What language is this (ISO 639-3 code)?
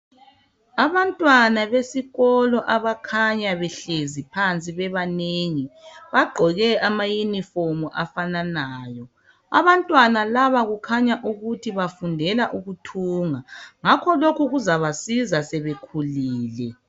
nde